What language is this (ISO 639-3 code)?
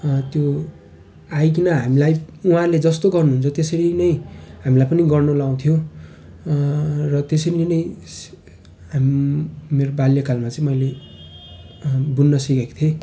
nep